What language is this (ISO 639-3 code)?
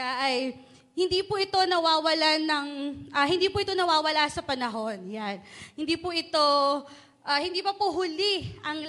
fil